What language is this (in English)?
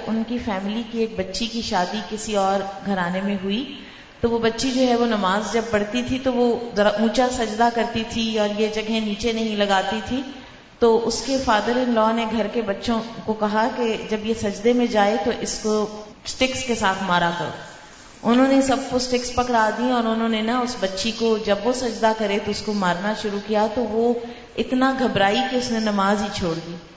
Urdu